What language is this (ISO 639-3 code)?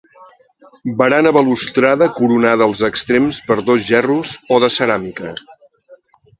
cat